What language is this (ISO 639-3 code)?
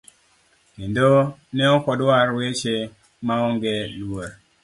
luo